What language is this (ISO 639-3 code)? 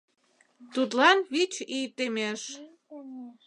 chm